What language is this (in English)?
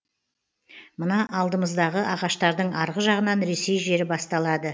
Kazakh